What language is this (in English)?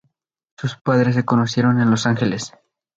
Spanish